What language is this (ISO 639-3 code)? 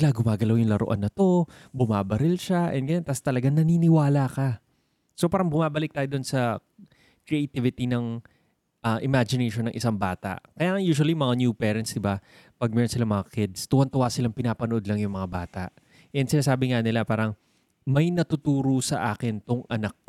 fil